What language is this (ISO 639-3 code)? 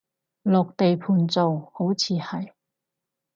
yue